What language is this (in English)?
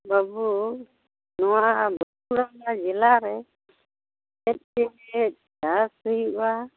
Santali